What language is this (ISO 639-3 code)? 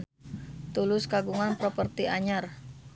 sun